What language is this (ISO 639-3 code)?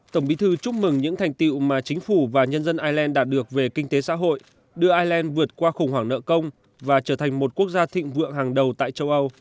vie